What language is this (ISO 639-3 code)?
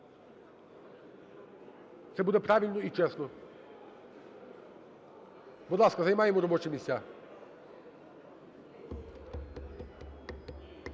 ukr